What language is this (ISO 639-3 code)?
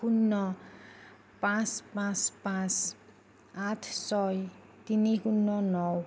asm